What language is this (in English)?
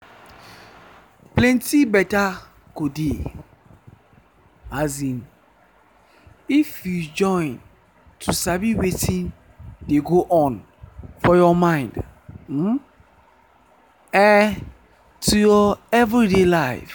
Nigerian Pidgin